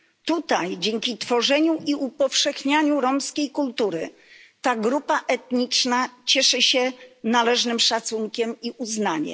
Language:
Polish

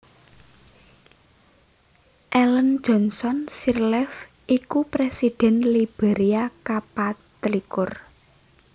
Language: Javanese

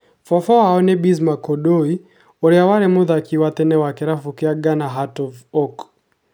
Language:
Kikuyu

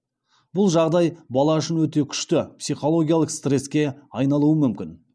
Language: Kazakh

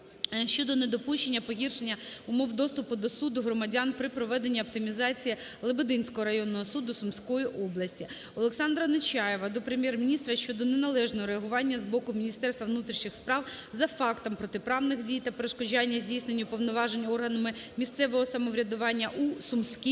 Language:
Ukrainian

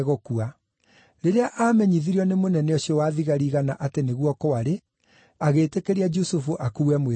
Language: Kikuyu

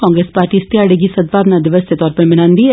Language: Dogri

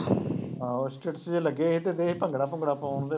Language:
Punjabi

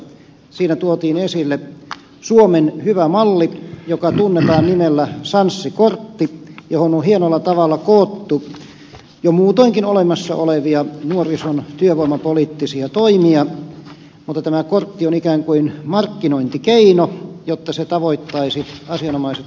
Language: Finnish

